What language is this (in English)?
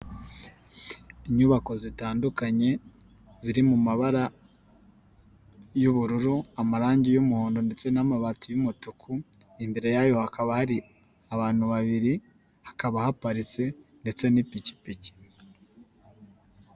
Kinyarwanda